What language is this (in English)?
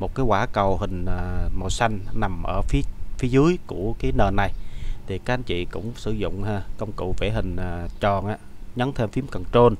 Vietnamese